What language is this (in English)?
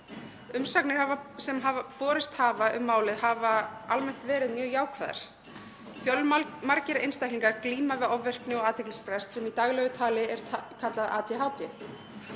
Icelandic